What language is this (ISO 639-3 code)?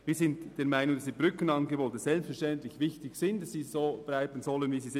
gsw